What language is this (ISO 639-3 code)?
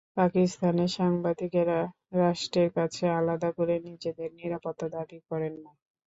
ben